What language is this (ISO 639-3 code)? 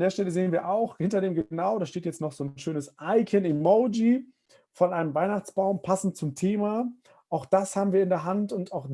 deu